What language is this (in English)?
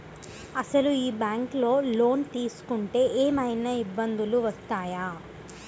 Telugu